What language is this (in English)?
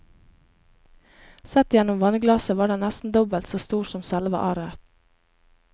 Norwegian